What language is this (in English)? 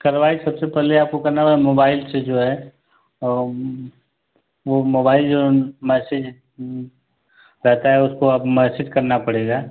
Hindi